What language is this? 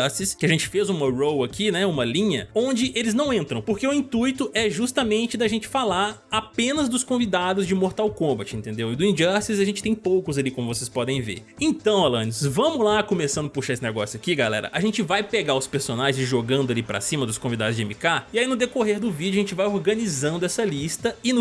Portuguese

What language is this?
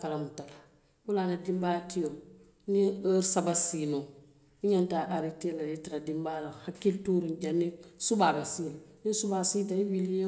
Western Maninkakan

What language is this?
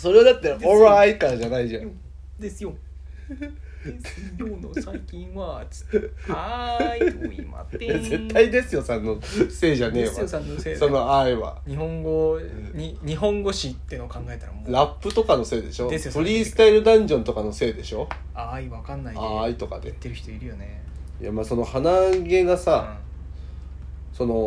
Japanese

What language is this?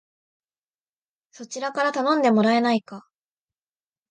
Japanese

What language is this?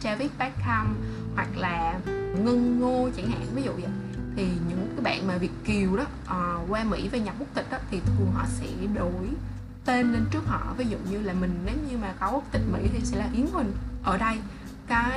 Vietnamese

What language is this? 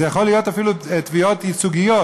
Hebrew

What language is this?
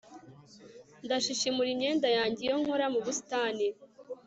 Kinyarwanda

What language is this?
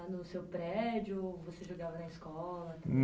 Portuguese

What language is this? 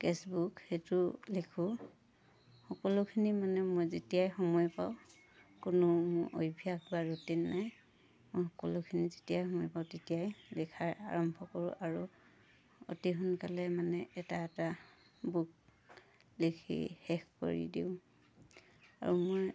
Assamese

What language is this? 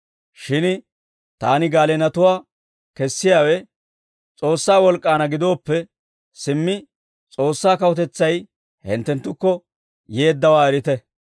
Dawro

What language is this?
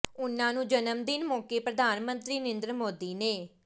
Punjabi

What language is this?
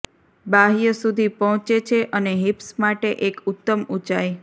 Gujarati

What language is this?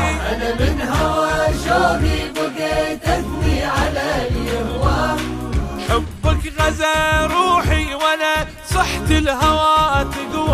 Arabic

